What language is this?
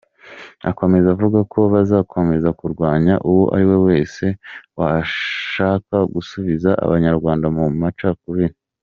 Kinyarwanda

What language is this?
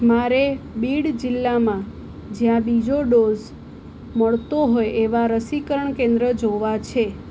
Gujarati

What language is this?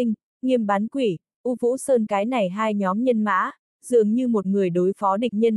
Vietnamese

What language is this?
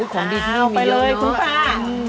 Thai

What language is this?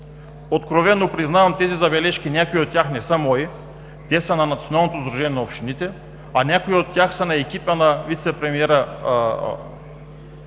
Bulgarian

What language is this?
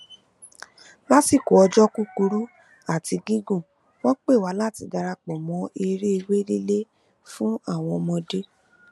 Yoruba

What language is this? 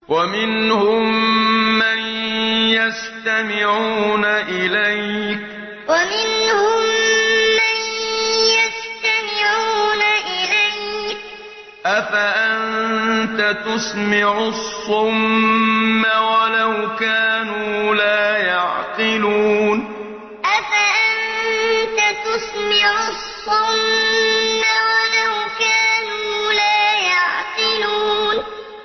Arabic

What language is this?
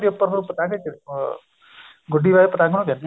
Punjabi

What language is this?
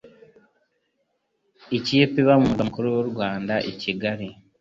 Kinyarwanda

